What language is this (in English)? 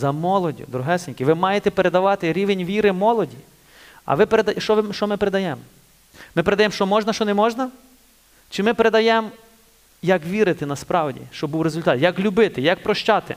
Ukrainian